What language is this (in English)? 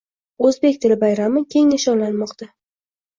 Uzbek